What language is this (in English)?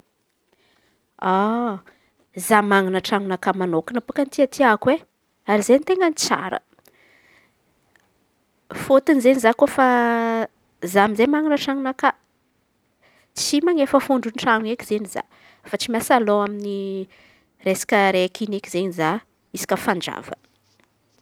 Antankarana Malagasy